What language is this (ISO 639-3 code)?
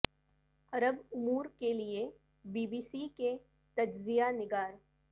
urd